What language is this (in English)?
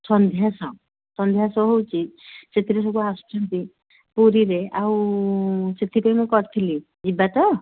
Odia